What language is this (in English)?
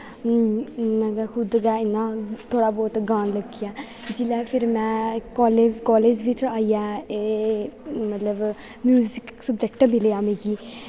Dogri